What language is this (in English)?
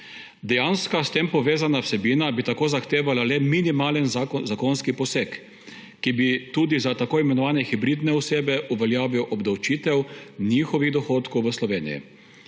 Slovenian